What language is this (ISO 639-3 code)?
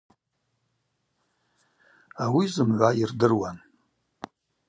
abq